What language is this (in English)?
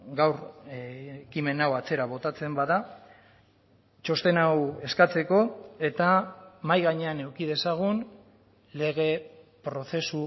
Basque